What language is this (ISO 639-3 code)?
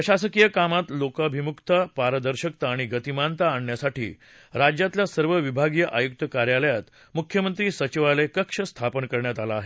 mar